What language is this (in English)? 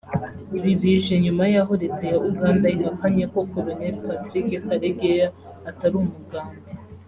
Kinyarwanda